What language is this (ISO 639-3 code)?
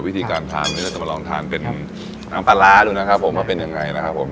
tha